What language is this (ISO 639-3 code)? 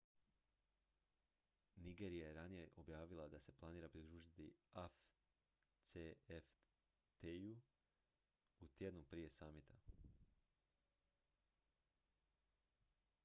hrv